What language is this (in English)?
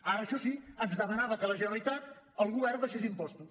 Catalan